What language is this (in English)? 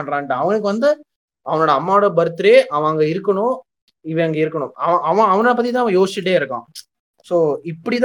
Tamil